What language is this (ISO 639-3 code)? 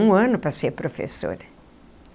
por